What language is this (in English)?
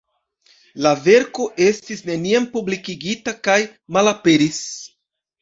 Esperanto